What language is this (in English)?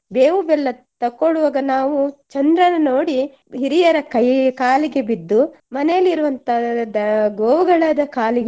Kannada